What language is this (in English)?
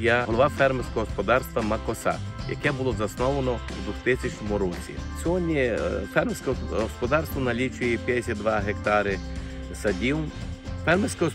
Ukrainian